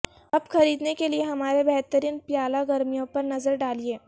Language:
Urdu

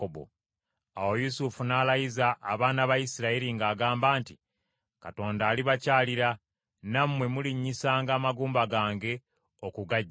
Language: Ganda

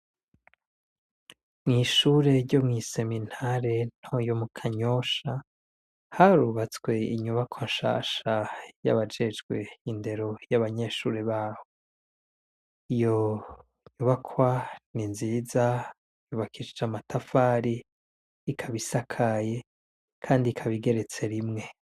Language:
Rundi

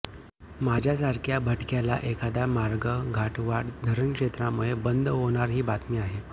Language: Marathi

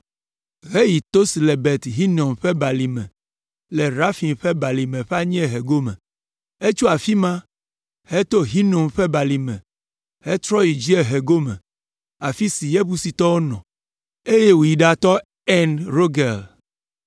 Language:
Ewe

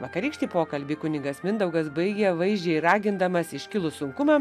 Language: Lithuanian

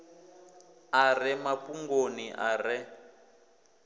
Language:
Venda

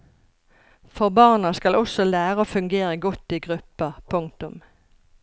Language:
Norwegian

